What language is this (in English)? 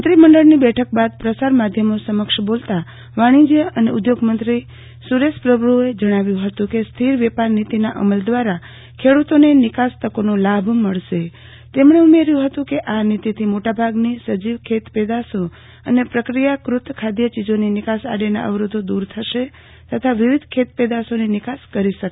Gujarati